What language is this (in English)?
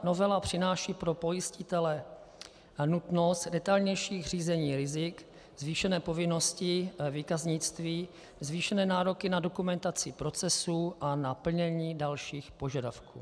Czech